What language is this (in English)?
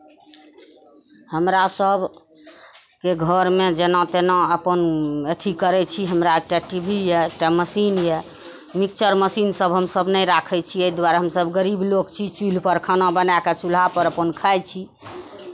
Maithili